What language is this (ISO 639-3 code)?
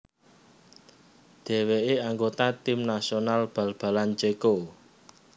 jav